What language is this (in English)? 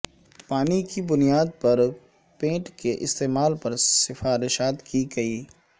Urdu